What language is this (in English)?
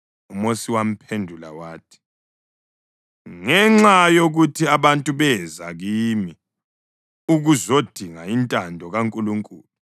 North Ndebele